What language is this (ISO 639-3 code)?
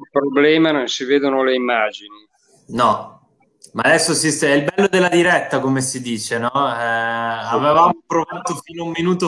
ita